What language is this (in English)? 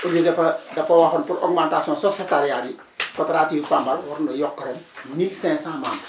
Wolof